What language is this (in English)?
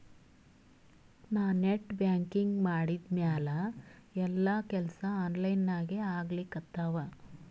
Kannada